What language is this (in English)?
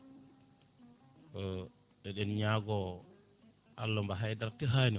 Fula